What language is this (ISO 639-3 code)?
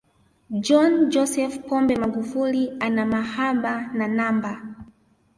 swa